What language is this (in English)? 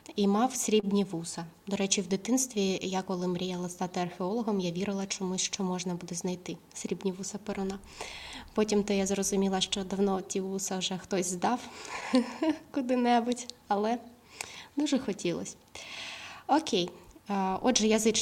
Ukrainian